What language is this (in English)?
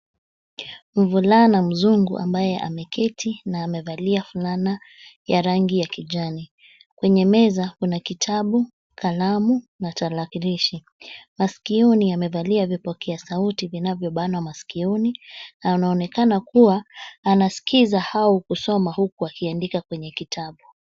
Swahili